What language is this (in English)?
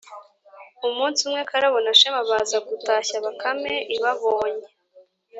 Kinyarwanda